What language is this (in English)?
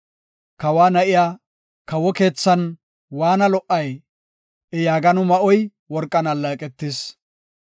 Gofa